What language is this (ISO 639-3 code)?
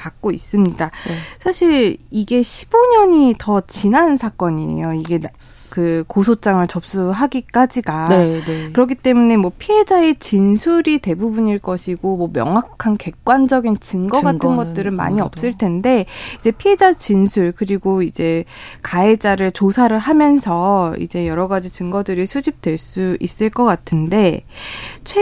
kor